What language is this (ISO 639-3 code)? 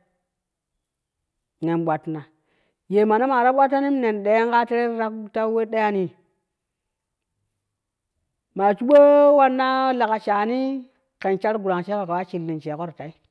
kuh